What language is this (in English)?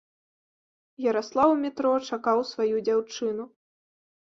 Belarusian